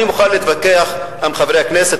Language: Hebrew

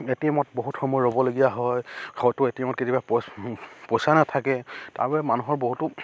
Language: Assamese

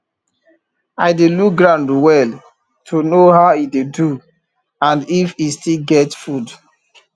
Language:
Nigerian Pidgin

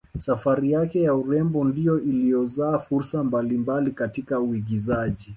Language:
Swahili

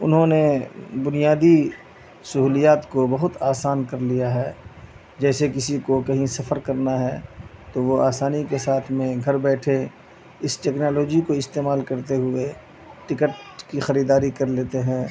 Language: Urdu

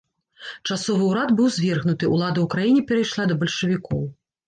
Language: Belarusian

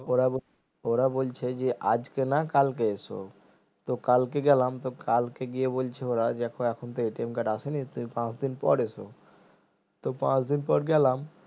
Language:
Bangla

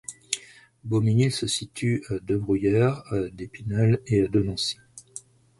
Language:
French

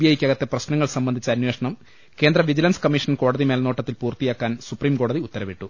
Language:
Malayalam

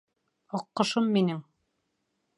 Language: Bashkir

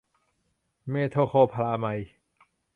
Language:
Thai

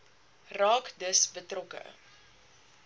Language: Afrikaans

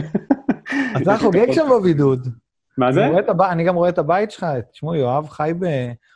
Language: Hebrew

